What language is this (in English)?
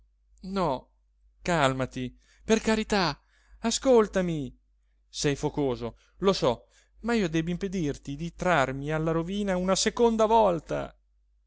Italian